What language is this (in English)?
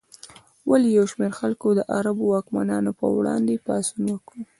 Pashto